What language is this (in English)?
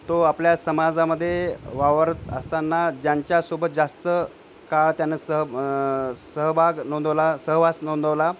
Marathi